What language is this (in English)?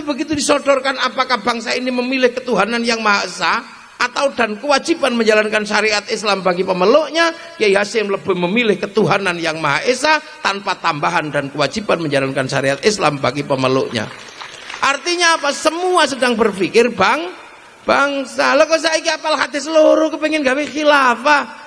Indonesian